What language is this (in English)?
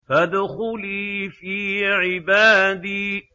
Arabic